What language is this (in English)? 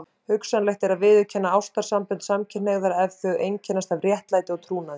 Icelandic